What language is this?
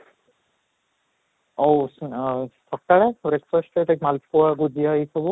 Odia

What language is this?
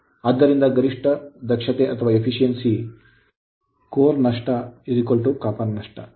Kannada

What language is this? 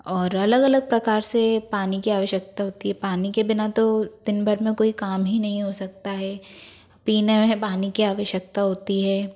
Hindi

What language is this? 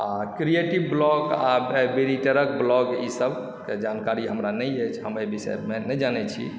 Maithili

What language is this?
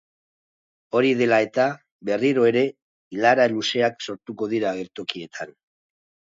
Basque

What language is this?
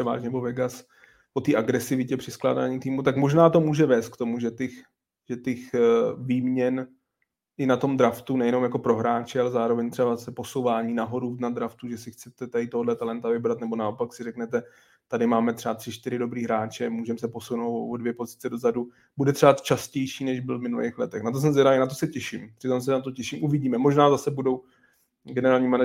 Czech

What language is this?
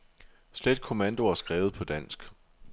Danish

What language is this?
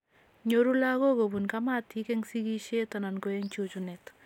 Kalenjin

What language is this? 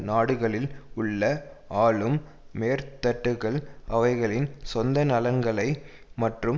Tamil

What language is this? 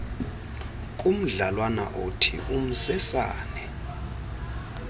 Xhosa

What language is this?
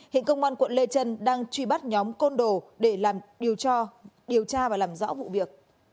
Vietnamese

